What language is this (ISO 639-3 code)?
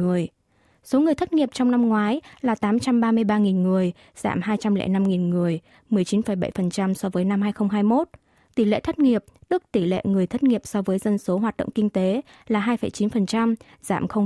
vie